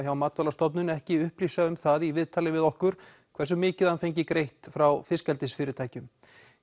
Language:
Icelandic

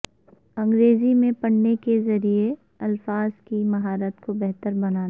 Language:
Urdu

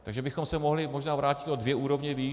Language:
Czech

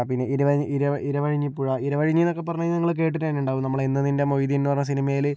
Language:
Malayalam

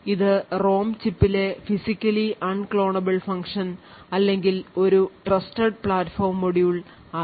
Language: Malayalam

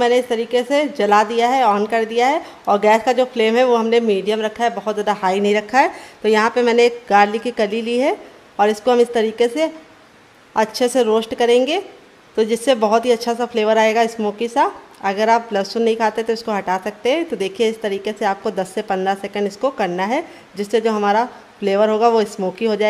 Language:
Hindi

